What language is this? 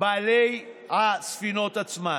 Hebrew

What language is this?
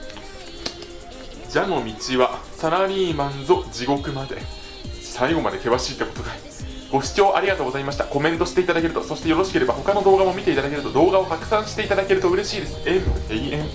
Japanese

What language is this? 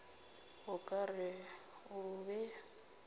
Northern Sotho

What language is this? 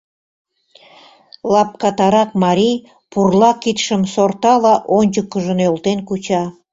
Mari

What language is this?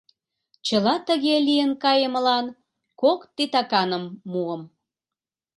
Mari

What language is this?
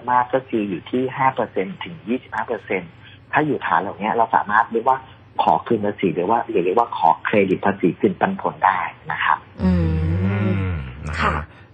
Thai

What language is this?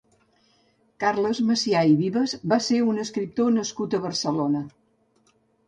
Catalan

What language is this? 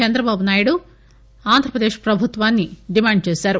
Telugu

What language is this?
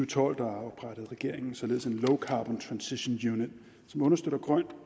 Danish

